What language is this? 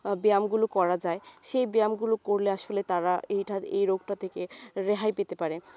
Bangla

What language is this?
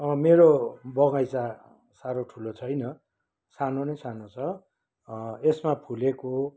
Nepali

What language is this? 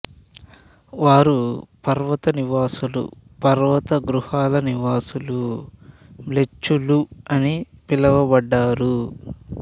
Telugu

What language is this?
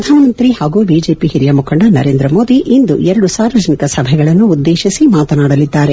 Kannada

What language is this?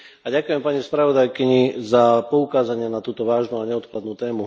Slovak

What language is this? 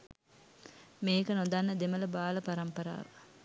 Sinhala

